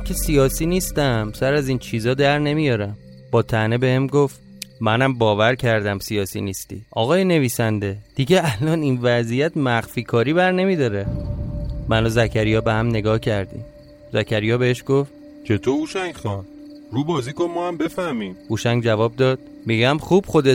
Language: Persian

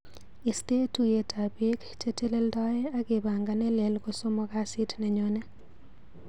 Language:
Kalenjin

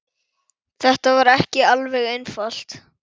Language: Icelandic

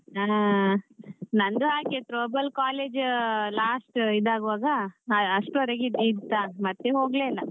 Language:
Kannada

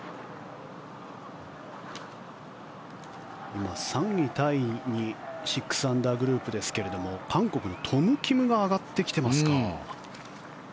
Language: Japanese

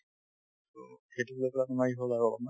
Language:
Assamese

